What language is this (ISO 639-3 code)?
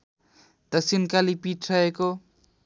nep